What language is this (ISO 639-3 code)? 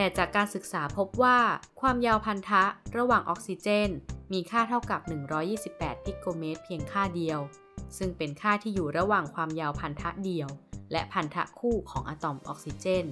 tha